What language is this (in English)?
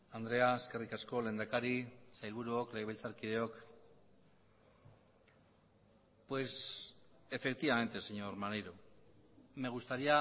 Basque